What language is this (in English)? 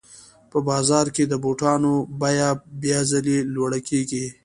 Pashto